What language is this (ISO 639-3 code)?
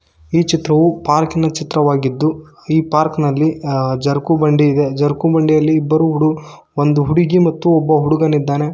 kan